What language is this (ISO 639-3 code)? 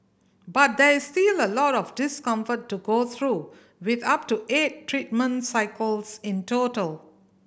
eng